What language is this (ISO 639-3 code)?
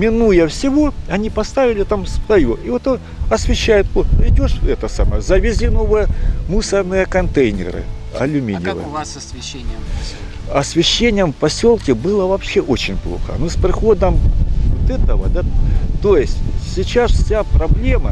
rus